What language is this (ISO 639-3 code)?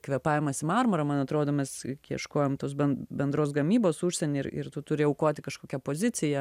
lit